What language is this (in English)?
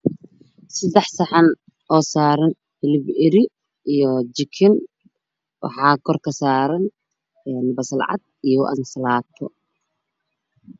Somali